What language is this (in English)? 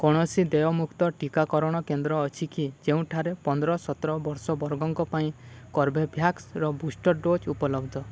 Odia